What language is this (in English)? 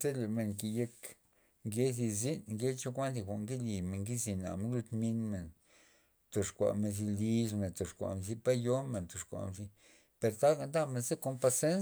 Loxicha Zapotec